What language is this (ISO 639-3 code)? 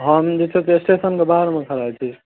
mai